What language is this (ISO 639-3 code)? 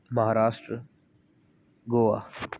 pan